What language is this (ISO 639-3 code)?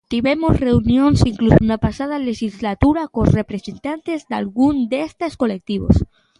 glg